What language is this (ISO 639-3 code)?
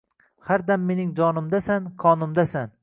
uzb